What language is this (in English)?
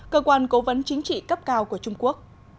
Vietnamese